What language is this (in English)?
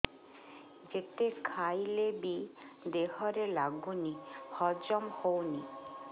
Odia